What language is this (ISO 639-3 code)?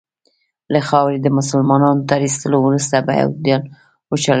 pus